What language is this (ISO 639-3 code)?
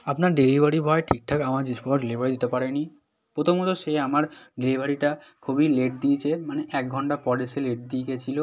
ben